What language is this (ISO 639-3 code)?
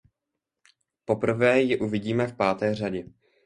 ces